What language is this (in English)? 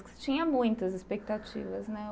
Portuguese